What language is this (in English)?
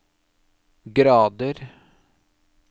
Norwegian